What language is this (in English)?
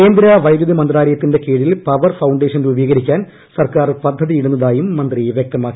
Malayalam